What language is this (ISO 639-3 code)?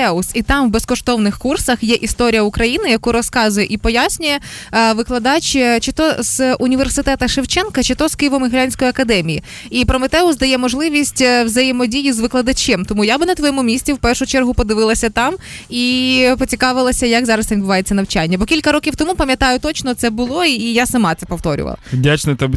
ukr